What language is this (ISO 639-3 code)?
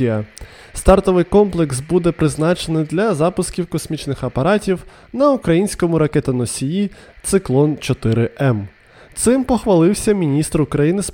ukr